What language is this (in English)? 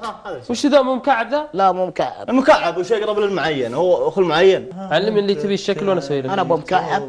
Arabic